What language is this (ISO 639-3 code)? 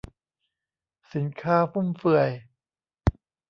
tha